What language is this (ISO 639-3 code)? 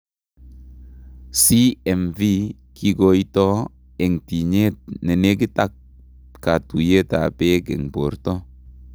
kln